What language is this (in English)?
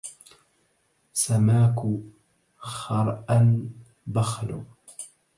Arabic